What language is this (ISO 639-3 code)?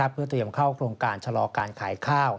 tha